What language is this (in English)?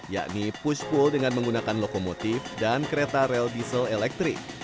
Indonesian